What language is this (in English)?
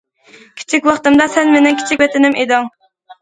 Uyghur